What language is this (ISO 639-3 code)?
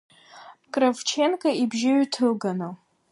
abk